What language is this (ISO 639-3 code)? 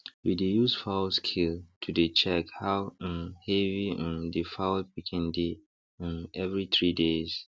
pcm